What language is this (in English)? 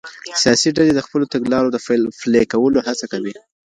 Pashto